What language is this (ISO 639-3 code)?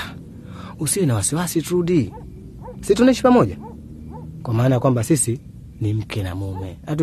swa